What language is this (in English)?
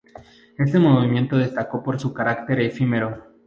Spanish